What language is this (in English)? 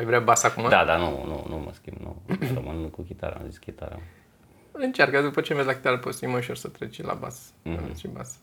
Romanian